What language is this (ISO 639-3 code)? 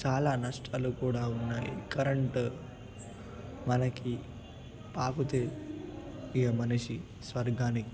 tel